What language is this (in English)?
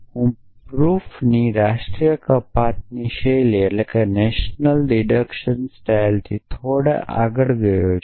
Gujarati